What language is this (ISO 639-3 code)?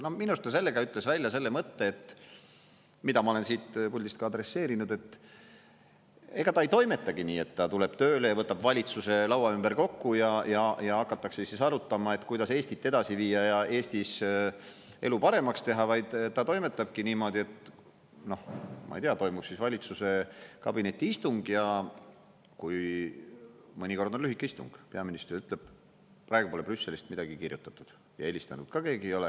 est